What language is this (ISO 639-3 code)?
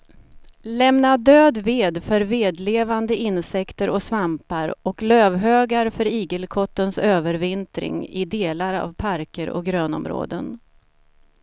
swe